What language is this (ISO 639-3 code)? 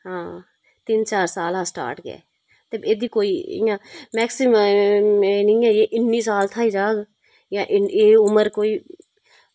doi